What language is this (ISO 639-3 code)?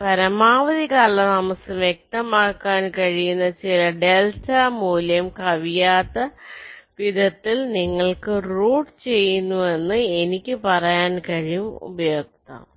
mal